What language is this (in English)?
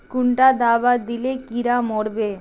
Magahi